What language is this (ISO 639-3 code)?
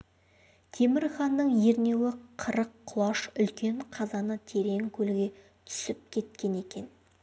kaz